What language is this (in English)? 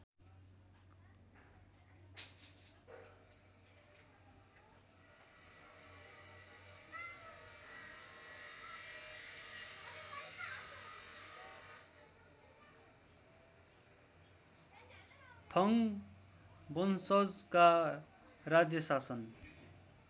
Nepali